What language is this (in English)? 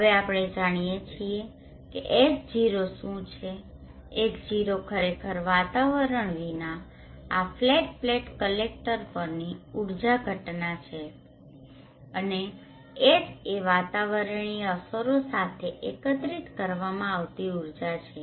Gujarati